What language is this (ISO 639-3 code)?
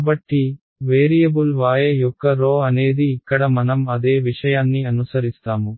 tel